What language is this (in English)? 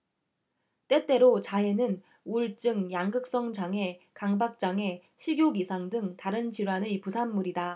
Korean